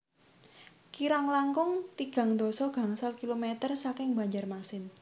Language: Javanese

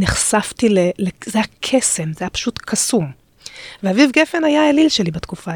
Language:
Hebrew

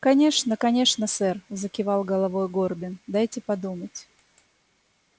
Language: Russian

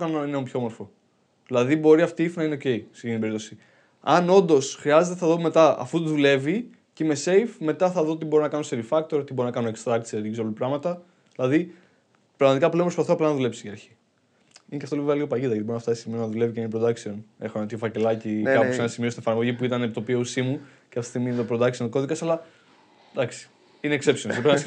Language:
Greek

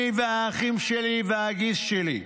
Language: Hebrew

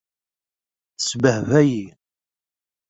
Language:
Kabyle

